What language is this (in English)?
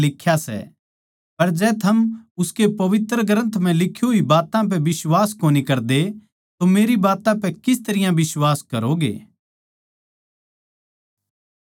Haryanvi